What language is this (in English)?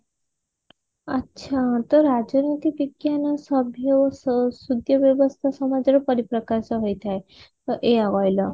Odia